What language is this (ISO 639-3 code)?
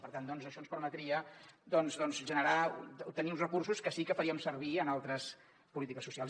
cat